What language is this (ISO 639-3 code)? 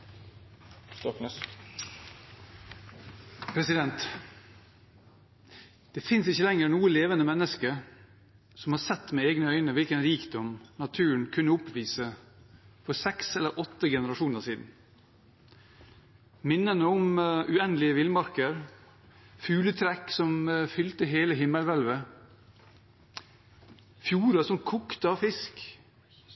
nob